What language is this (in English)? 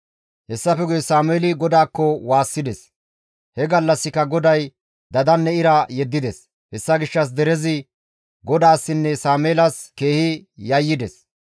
Gamo